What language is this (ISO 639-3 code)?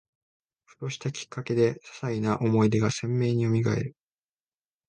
jpn